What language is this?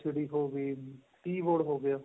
Punjabi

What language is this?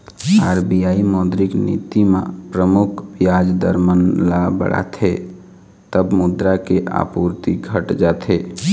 Chhattisgarhi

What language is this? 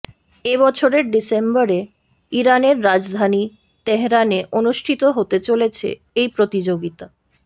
Bangla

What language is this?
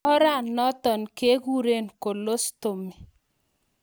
Kalenjin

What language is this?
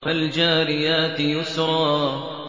Arabic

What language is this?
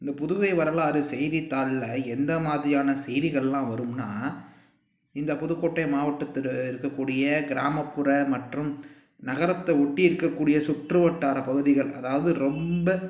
Tamil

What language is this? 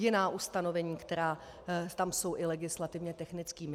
Czech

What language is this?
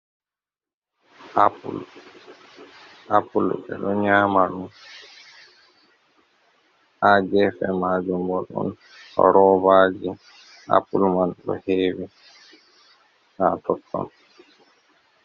Fula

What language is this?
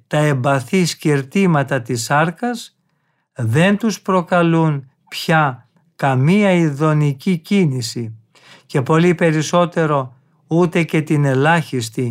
Greek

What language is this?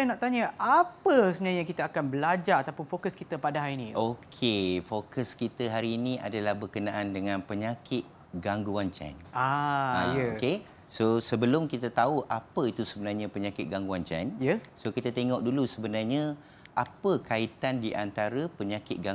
Malay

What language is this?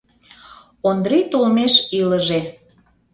Mari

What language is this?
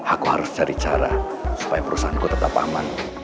Indonesian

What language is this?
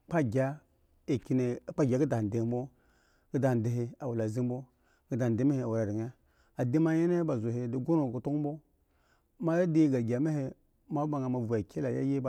Eggon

